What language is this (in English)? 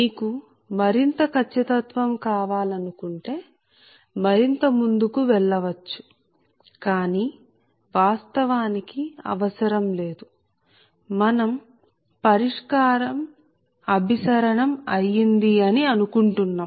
Telugu